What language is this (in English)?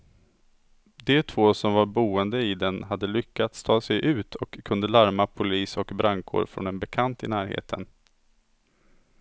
Swedish